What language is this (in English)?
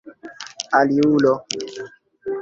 Esperanto